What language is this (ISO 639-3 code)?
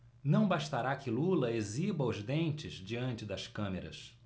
por